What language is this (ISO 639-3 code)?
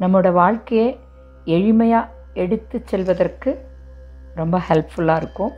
tam